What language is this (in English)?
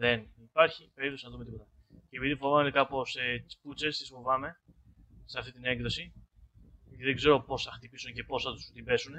Greek